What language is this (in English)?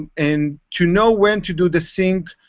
English